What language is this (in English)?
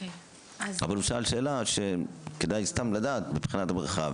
Hebrew